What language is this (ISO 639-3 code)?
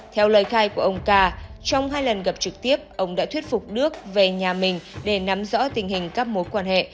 vie